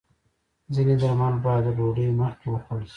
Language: Pashto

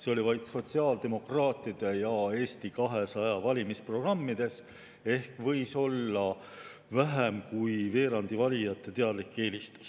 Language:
Estonian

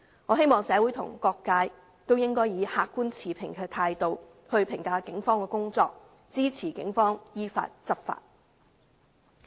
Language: Cantonese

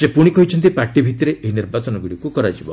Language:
Odia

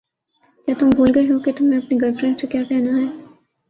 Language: Urdu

